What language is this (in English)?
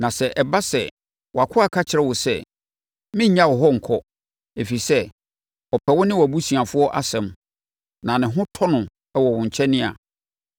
Akan